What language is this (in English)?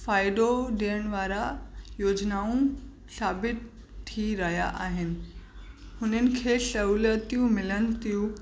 Sindhi